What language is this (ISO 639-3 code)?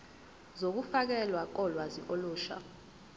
zul